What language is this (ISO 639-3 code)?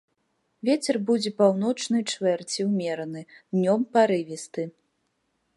bel